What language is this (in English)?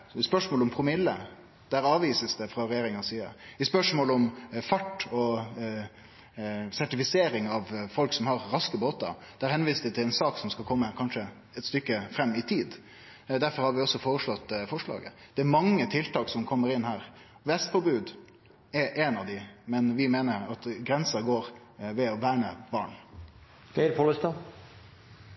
Norwegian Nynorsk